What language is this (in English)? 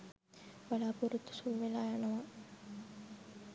Sinhala